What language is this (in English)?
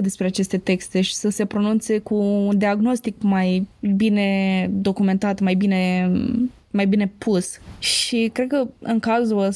Romanian